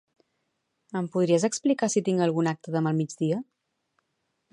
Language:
Catalan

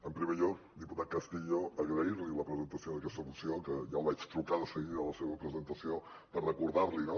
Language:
Catalan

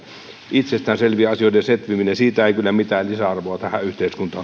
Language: Finnish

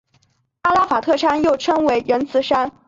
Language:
Chinese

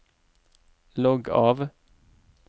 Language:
Norwegian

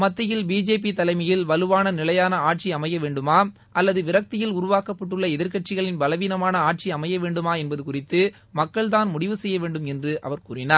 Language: Tamil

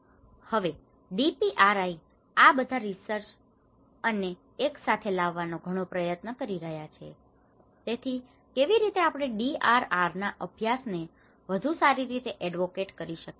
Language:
Gujarati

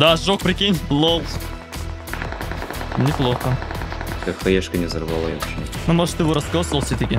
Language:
Russian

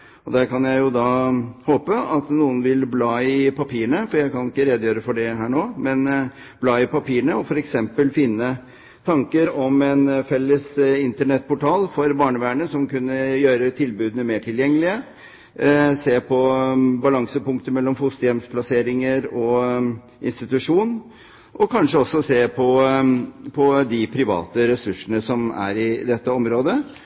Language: Norwegian Bokmål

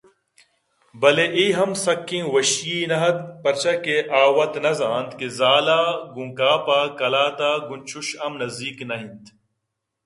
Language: Eastern Balochi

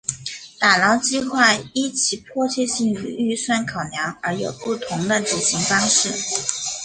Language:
Chinese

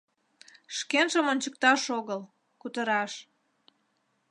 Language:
Mari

